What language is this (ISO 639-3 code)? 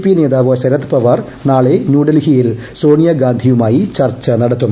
mal